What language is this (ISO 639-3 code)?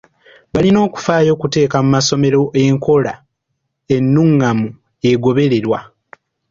lug